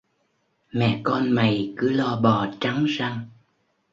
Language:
Vietnamese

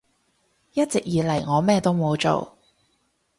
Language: Cantonese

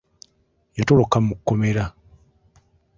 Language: Ganda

